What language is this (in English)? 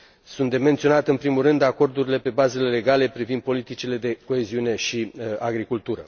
Romanian